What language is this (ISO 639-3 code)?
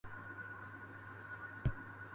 ssi